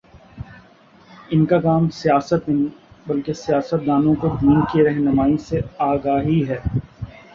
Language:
Urdu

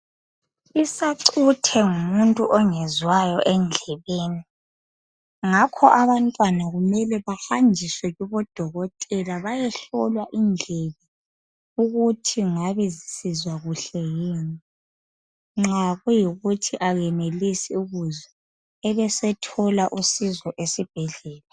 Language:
North Ndebele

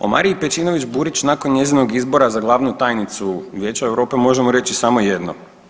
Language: Croatian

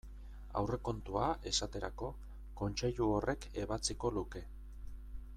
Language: Basque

